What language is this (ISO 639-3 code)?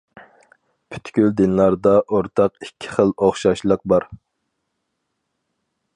uig